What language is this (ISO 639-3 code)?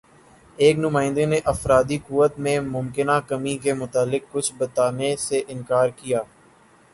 urd